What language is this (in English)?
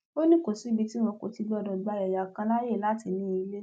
Yoruba